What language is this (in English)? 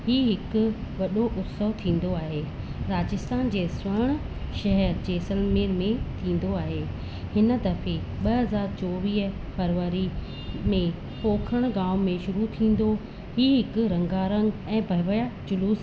Sindhi